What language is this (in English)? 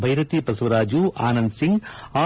Kannada